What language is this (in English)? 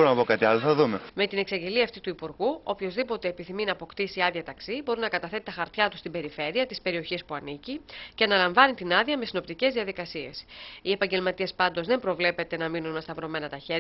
Greek